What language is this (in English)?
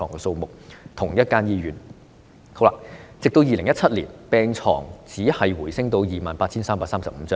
Cantonese